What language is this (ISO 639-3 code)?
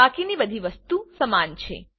guj